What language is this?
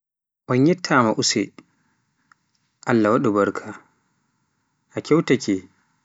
Pular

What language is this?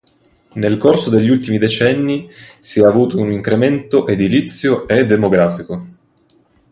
Italian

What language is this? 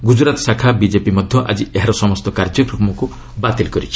Odia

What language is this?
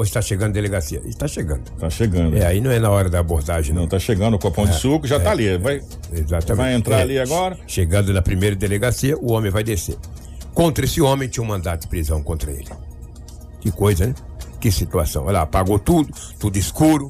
Portuguese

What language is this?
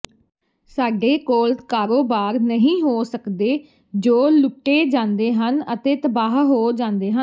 Punjabi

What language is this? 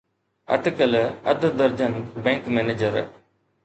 Sindhi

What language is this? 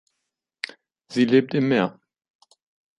German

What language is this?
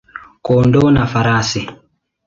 Swahili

